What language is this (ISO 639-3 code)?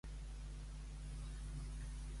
cat